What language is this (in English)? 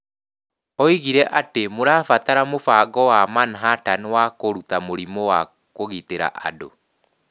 Kikuyu